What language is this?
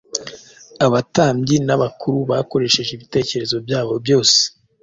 Kinyarwanda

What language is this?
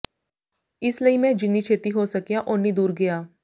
Punjabi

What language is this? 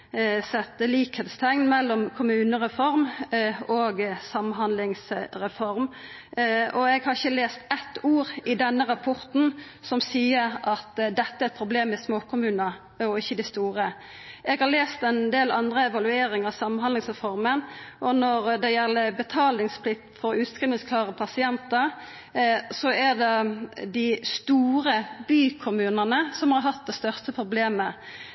Norwegian Nynorsk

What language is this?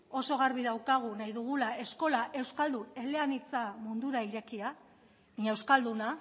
Basque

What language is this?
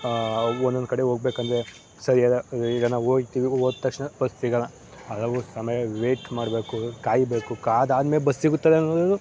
Kannada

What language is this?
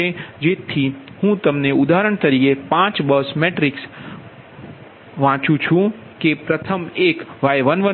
Gujarati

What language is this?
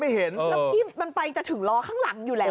Thai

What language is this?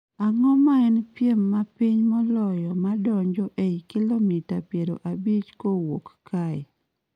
Luo (Kenya and Tanzania)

